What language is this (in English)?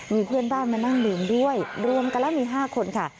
Thai